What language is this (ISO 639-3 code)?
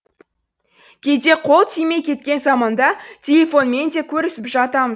kaz